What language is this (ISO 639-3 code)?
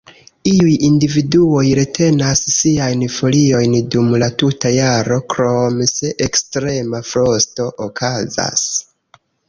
epo